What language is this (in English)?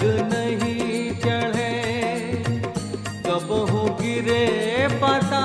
Hindi